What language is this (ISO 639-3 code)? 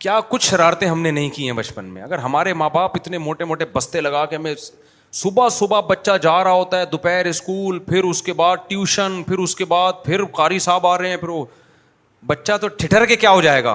urd